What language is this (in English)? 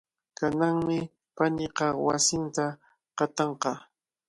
Cajatambo North Lima Quechua